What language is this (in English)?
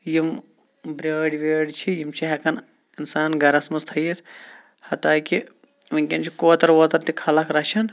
Kashmiri